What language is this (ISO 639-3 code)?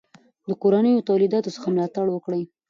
pus